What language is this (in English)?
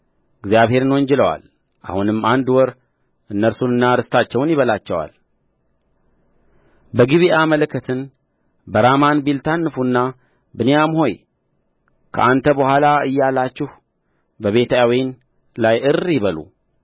Amharic